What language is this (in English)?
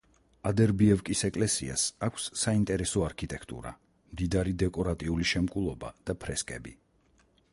Georgian